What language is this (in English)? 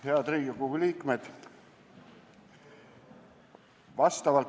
Estonian